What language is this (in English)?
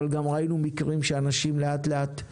Hebrew